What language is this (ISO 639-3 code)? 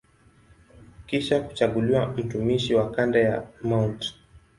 swa